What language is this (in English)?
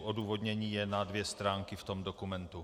Czech